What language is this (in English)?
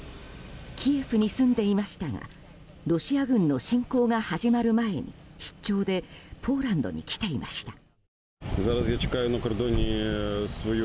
Japanese